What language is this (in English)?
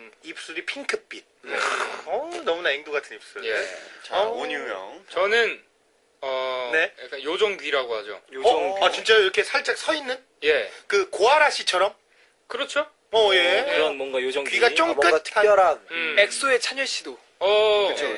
Korean